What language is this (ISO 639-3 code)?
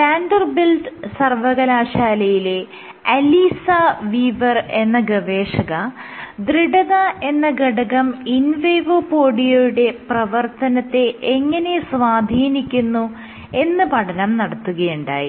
mal